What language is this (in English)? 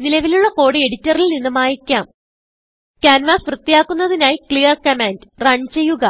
Malayalam